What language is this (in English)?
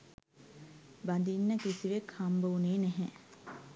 Sinhala